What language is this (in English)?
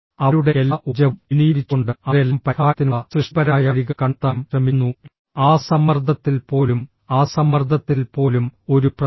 Malayalam